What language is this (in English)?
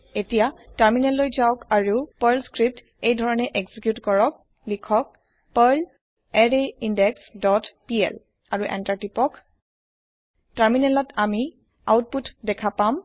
Assamese